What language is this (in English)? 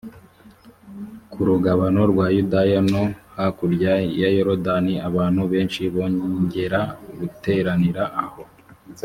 Kinyarwanda